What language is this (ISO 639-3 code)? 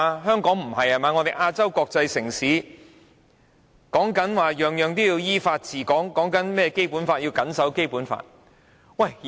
yue